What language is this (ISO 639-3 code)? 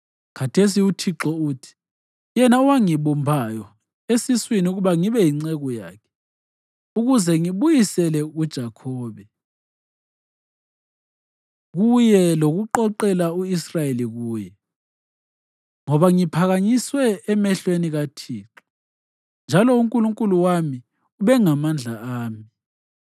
nde